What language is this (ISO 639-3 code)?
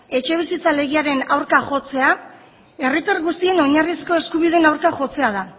eus